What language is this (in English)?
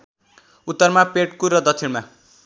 Nepali